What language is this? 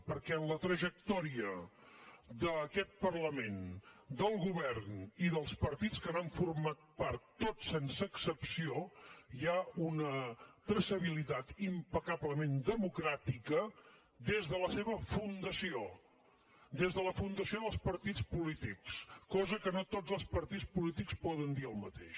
Catalan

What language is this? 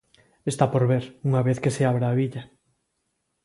Galician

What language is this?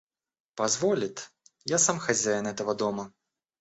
Russian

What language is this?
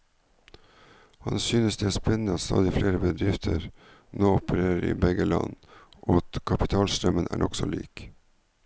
Norwegian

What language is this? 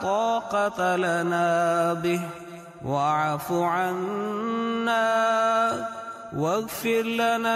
Arabic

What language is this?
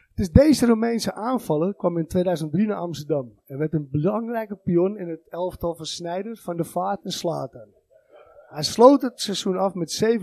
Dutch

